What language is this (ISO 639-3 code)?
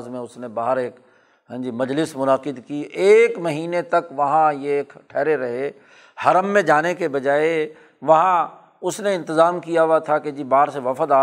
urd